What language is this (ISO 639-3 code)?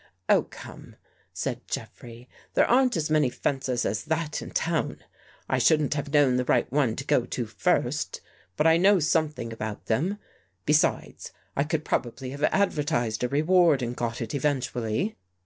eng